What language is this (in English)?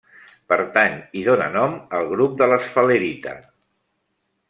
Catalan